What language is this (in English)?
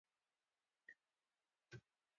Pashto